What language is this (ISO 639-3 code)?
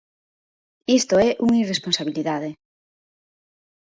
glg